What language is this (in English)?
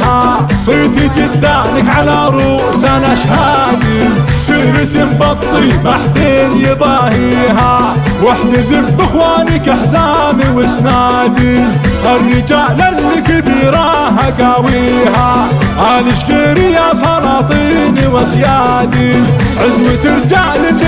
Arabic